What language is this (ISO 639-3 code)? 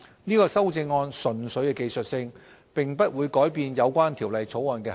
yue